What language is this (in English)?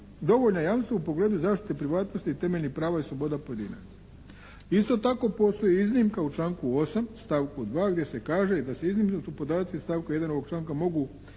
Croatian